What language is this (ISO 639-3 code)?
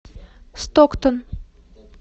rus